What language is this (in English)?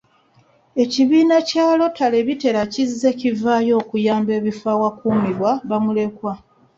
Ganda